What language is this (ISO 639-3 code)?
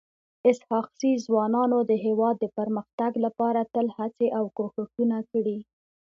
pus